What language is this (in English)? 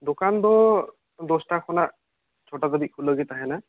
Santali